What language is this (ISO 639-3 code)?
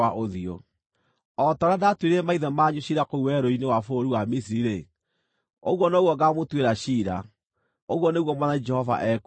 kik